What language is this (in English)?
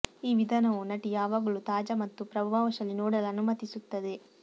Kannada